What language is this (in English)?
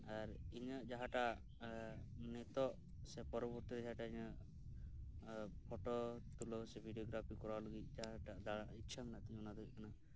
Santali